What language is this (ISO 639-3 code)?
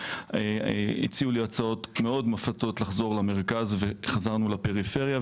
heb